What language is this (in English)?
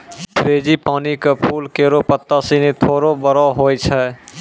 Maithili